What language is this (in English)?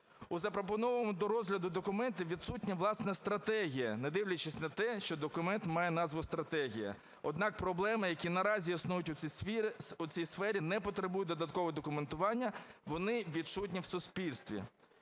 Ukrainian